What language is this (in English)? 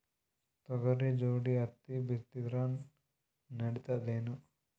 Kannada